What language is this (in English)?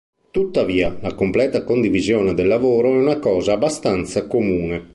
Italian